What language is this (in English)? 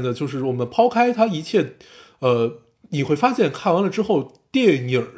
Chinese